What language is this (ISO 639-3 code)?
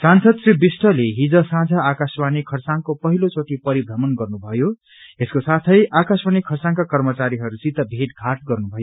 nep